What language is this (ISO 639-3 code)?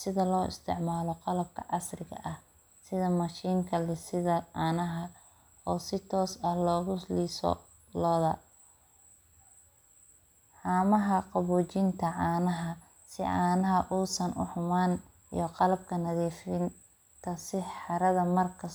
som